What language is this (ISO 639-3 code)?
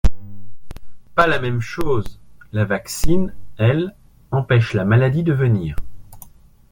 fra